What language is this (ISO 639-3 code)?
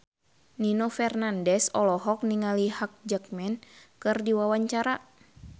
sun